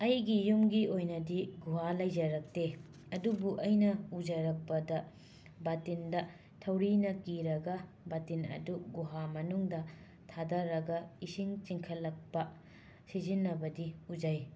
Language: Manipuri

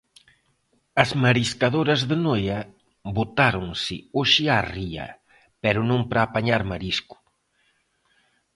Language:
Galician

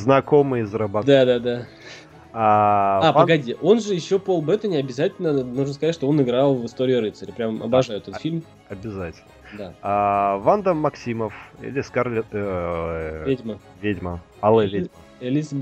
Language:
Russian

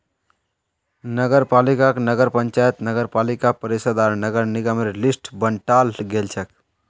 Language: Magahi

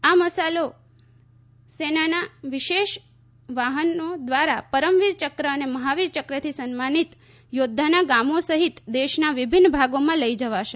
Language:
Gujarati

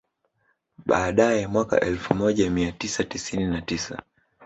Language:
Swahili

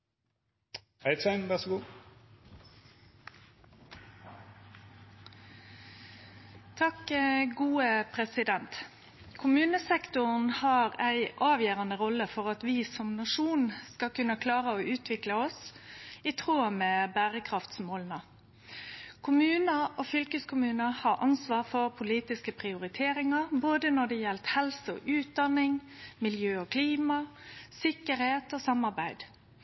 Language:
Norwegian Nynorsk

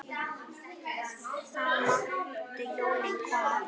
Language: Icelandic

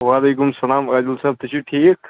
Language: Kashmiri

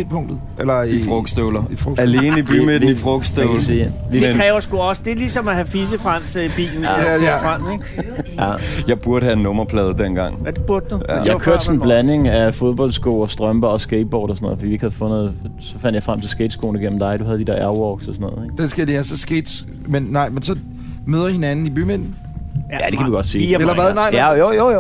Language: Danish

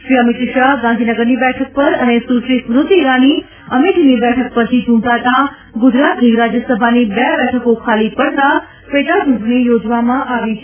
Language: Gujarati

